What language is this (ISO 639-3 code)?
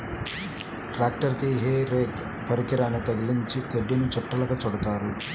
tel